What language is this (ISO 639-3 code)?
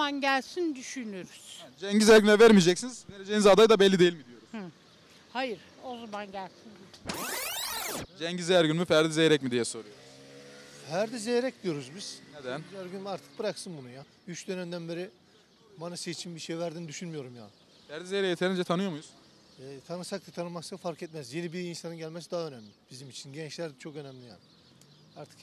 tur